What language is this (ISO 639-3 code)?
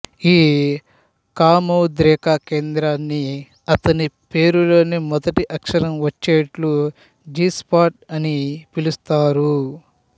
tel